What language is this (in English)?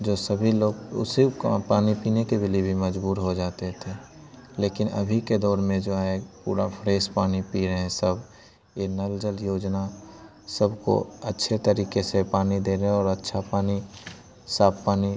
Hindi